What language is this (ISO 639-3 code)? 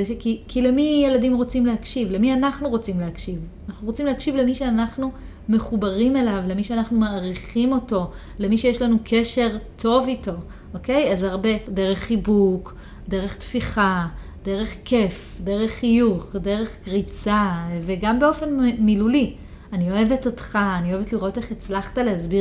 heb